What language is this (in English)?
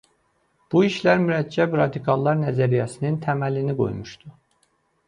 Azerbaijani